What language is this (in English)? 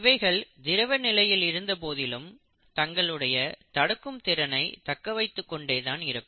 Tamil